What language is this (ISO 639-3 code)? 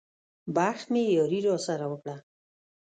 pus